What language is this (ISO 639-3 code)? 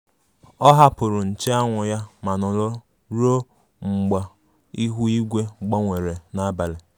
ibo